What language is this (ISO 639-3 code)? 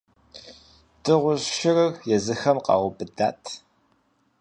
kbd